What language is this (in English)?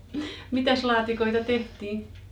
Finnish